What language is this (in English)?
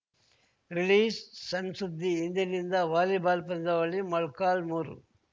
Kannada